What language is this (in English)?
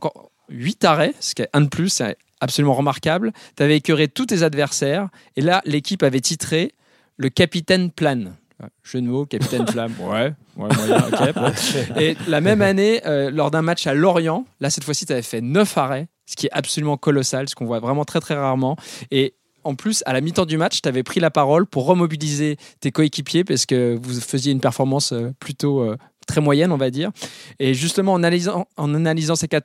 French